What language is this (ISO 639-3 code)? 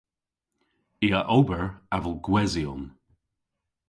cor